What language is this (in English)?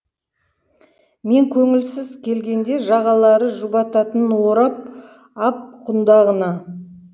Kazakh